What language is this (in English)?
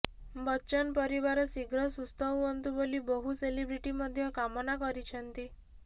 Odia